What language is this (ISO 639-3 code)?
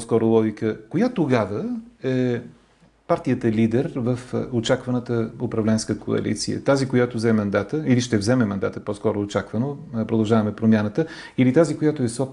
bul